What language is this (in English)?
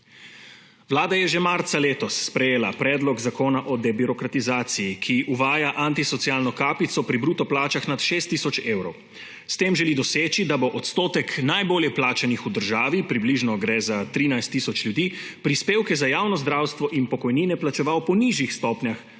Slovenian